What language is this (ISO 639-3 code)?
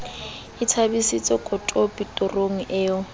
sot